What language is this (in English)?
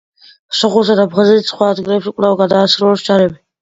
Georgian